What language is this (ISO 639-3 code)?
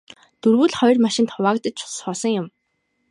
mon